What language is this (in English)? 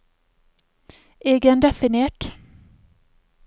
Norwegian